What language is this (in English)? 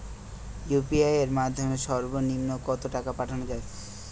Bangla